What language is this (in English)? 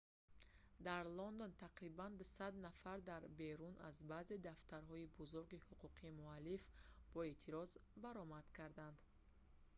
Tajik